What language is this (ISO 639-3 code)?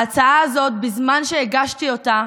heb